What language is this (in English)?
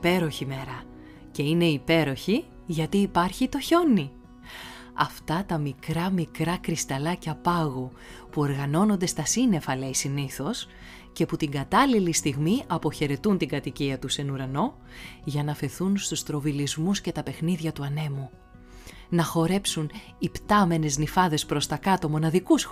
Greek